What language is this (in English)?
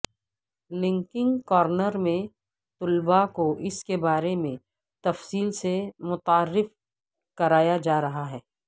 Urdu